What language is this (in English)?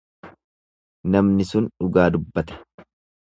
Oromo